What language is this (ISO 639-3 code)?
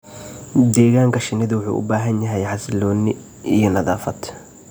som